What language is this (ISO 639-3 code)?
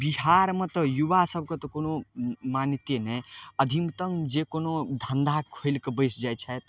mai